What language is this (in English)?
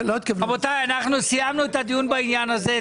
Hebrew